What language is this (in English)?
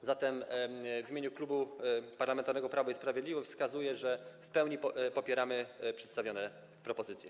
Polish